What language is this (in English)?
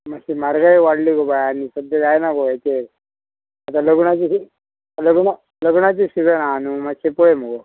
Konkani